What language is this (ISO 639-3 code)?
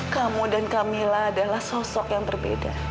ind